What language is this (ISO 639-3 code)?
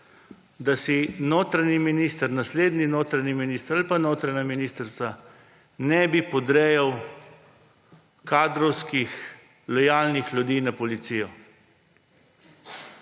slv